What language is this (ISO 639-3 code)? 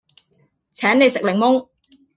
yue